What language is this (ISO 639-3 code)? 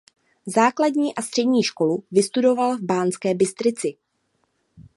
ces